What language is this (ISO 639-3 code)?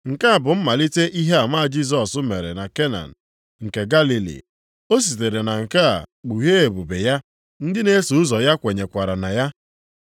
ibo